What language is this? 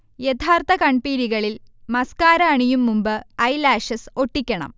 Malayalam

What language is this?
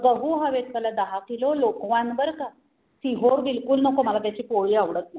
Marathi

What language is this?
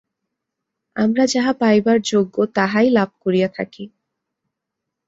Bangla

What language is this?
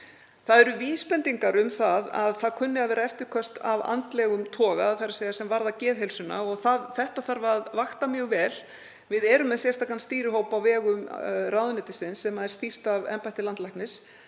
Icelandic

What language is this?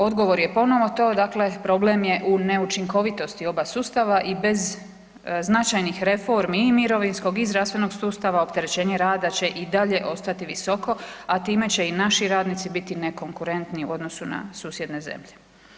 Croatian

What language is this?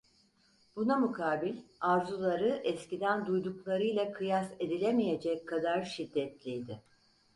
Turkish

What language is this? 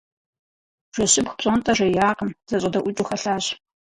Kabardian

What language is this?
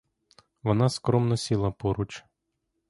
Ukrainian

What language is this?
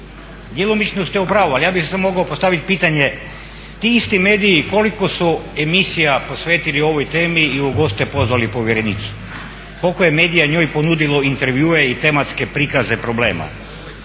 Croatian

